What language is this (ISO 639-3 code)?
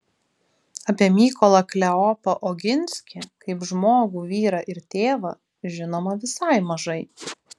lit